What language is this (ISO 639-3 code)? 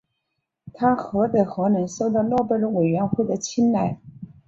zho